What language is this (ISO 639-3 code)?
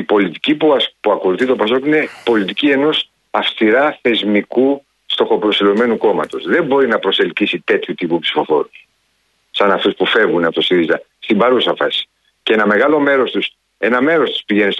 ell